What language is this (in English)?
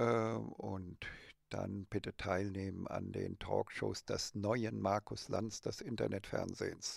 German